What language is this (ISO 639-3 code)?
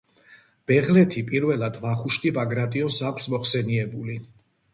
kat